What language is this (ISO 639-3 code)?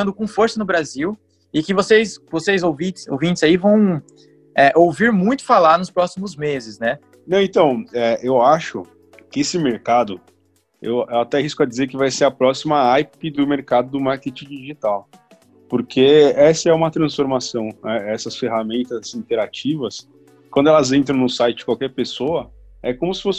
por